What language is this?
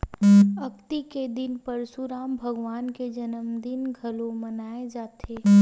Chhattisgarhi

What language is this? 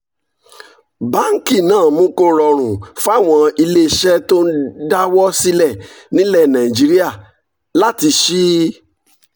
Yoruba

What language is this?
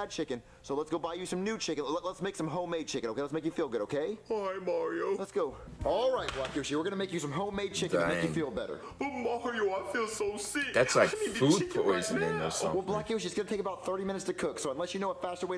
English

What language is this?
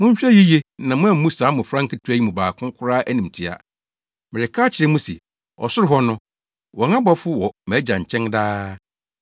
Akan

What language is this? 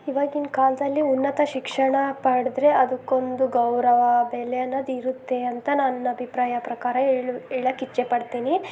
Kannada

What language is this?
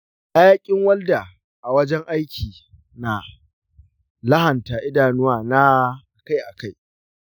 Hausa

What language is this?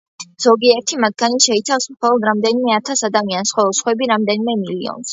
Georgian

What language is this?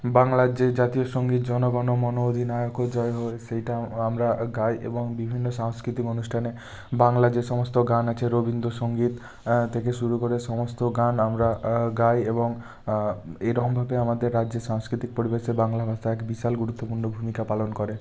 Bangla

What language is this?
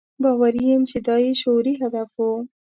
Pashto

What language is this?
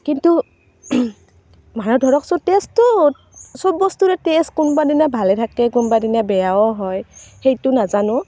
Assamese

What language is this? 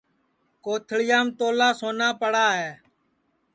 Sansi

